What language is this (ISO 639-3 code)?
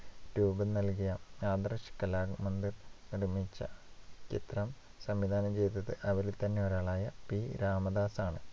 mal